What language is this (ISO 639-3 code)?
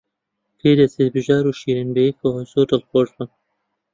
ckb